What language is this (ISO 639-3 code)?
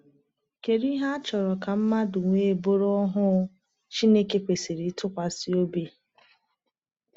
ibo